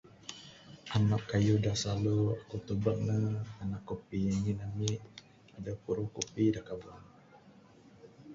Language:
Bukar-Sadung Bidayuh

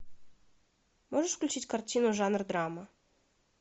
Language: Russian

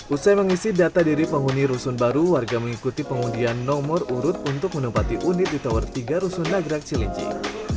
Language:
Indonesian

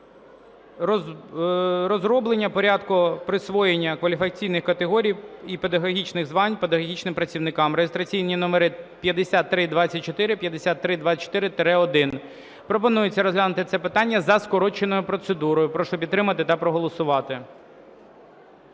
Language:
Ukrainian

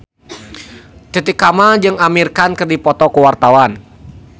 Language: Sundanese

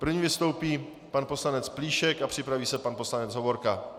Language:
Czech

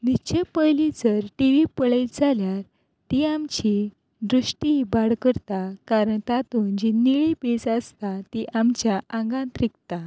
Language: Konkani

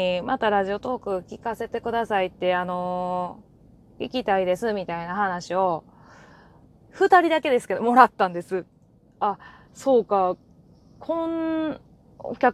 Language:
Japanese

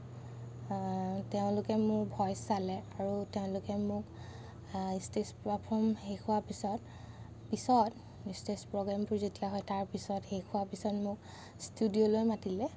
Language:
Assamese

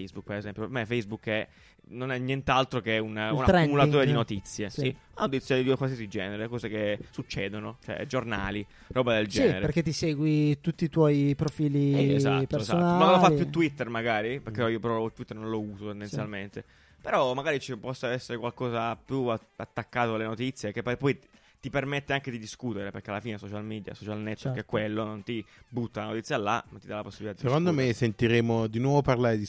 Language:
Italian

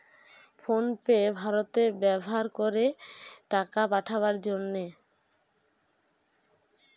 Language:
Bangla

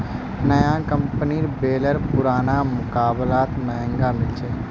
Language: Magahi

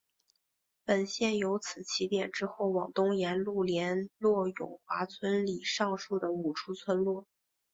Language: Chinese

